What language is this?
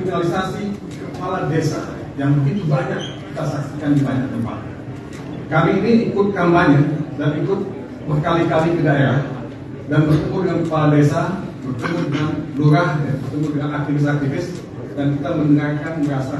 Indonesian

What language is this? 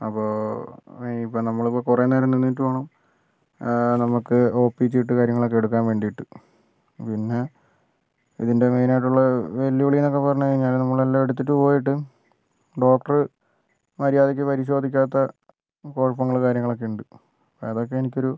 Malayalam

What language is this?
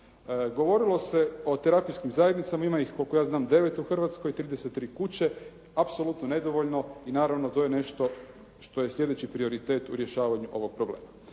Croatian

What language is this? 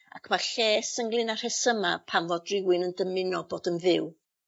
Welsh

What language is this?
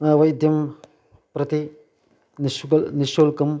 Sanskrit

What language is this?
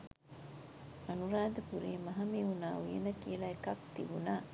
Sinhala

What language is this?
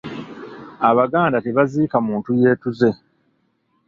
Ganda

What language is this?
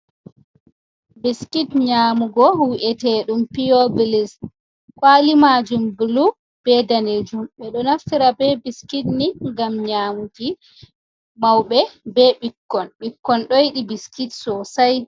Fula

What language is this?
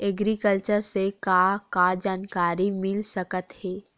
Chhattisgarhi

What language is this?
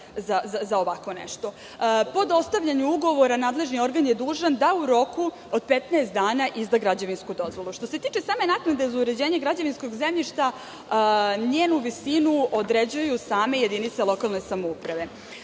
Serbian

